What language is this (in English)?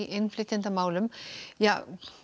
Icelandic